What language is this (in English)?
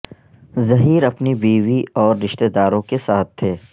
Urdu